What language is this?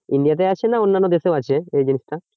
Bangla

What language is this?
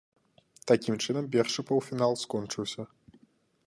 Belarusian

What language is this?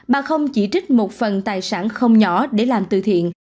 Vietnamese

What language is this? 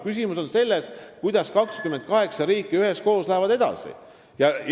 Estonian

